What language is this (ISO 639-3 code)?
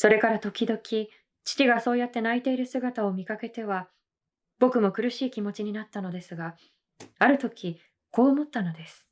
jpn